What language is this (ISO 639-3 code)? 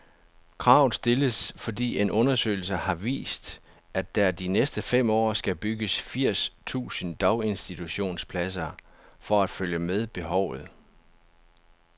dan